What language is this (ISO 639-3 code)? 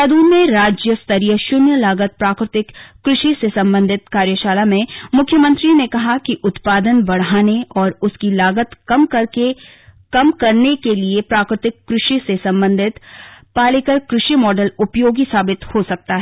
hin